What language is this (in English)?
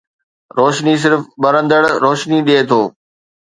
Sindhi